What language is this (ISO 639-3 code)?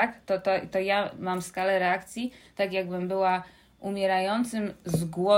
pol